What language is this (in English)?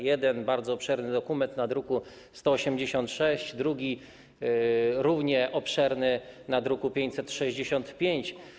Polish